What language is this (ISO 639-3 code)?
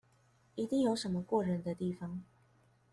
zho